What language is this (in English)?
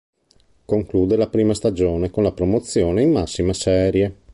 Italian